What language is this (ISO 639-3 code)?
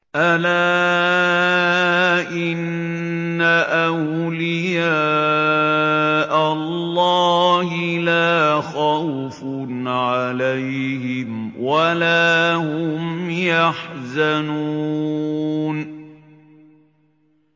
ara